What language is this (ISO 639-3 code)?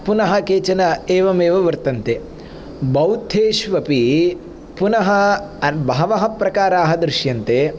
san